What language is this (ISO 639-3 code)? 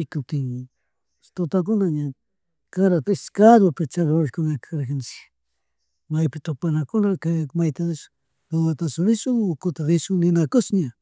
qug